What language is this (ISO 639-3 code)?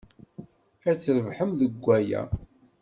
kab